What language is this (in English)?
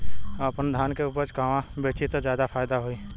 Bhojpuri